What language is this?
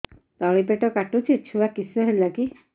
Odia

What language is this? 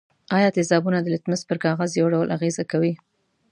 Pashto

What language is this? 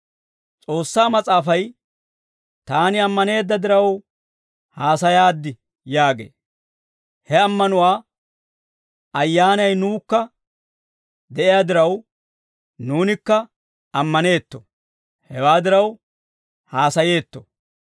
Dawro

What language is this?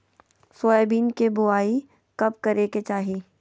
Magahi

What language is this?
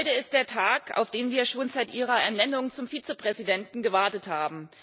German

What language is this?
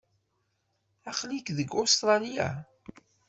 Kabyle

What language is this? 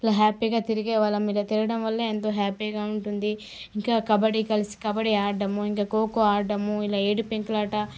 Telugu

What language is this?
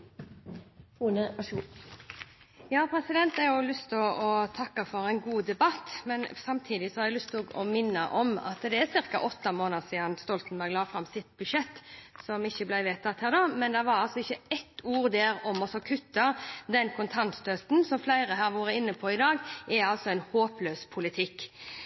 Norwegian Bokmål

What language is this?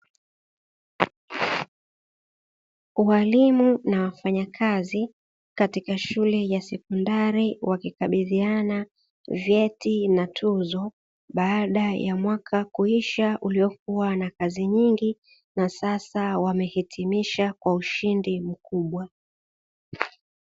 Swahili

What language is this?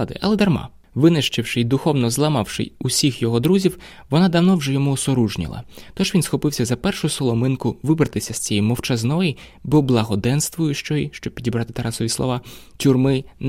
Ukrainian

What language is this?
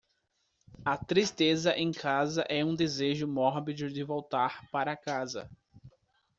Portuguese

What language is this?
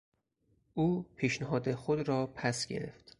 Persian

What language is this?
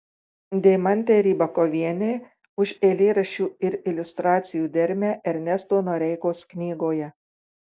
Lithuanian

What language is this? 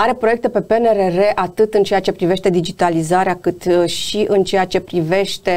Romanian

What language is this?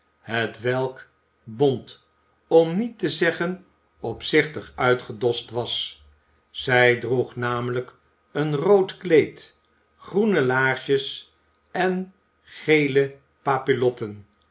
Dutch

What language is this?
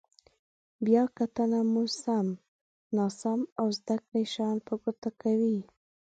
Pashto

